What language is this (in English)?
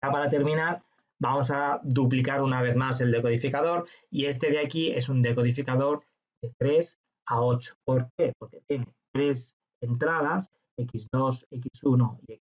Spanish